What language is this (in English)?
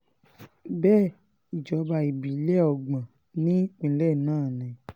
Yoruba